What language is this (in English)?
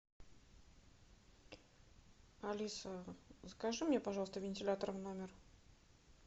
Russian